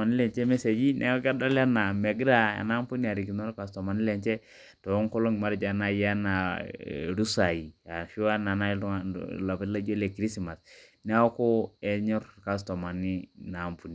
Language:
Masai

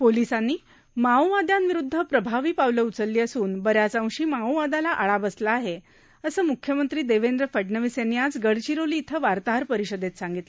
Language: Marathi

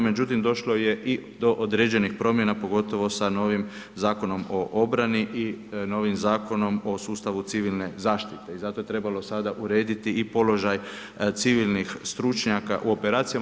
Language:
Croatian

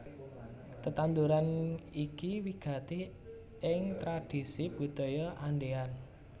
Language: Javanese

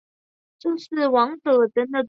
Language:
Chinese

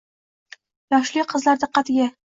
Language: Uzbek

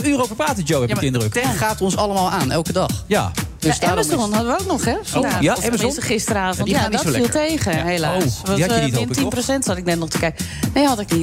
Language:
Dutch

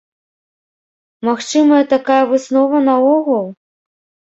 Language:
Belarusian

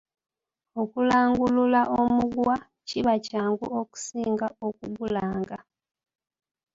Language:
Ganda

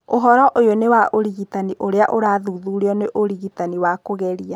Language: Kikuyu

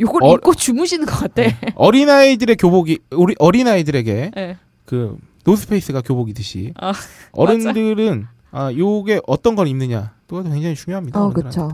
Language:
Korean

